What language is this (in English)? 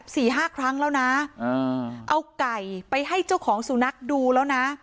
Thai